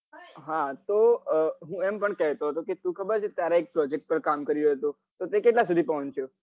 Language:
Gujarati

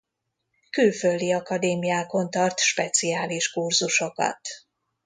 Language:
Hungarian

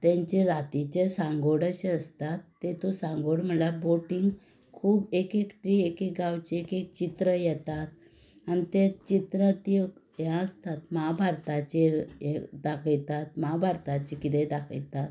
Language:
Konkani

